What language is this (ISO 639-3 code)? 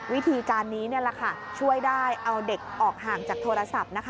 tha